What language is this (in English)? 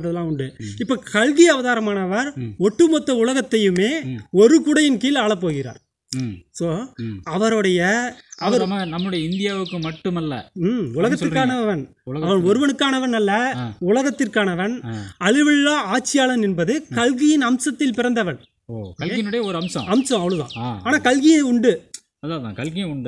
Arabic